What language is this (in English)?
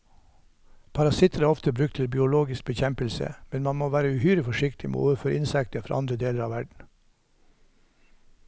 Norwegian